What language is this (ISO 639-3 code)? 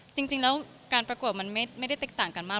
tha